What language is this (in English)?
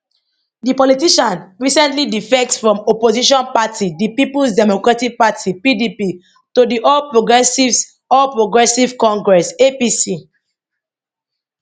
Nigerian Pidgin